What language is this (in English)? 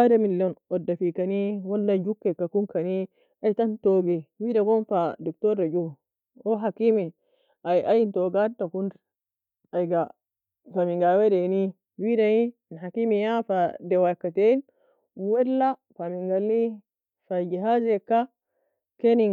Nobiin